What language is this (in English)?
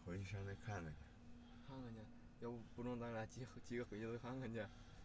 Chinese